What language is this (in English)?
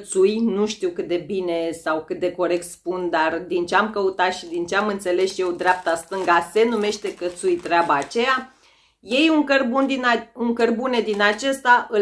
Romanian